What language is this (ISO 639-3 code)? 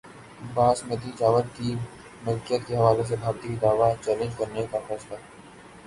urd